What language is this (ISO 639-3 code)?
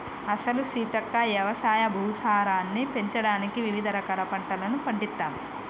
tel